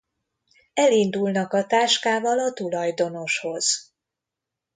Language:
Hungarian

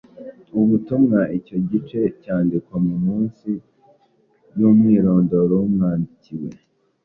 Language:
Kinyarwanda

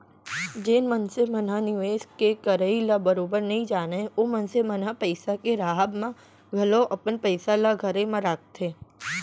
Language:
Chhattisgarhi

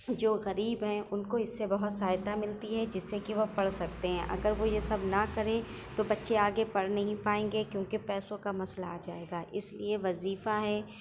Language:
Urdu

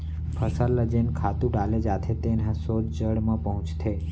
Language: Chhattisgarhi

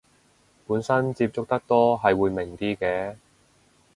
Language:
Cantonese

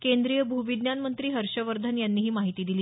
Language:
Marathi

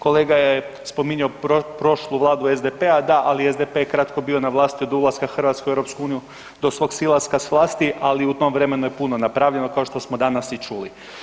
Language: Croatian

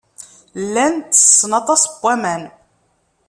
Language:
Kabyle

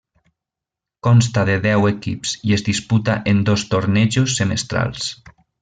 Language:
Catalan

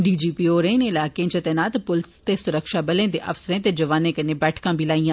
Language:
Dogri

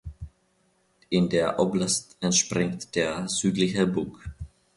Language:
German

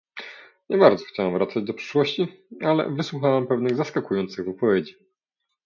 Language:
Polish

